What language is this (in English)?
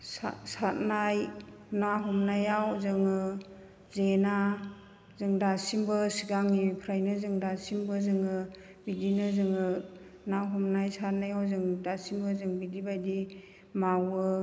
Bodo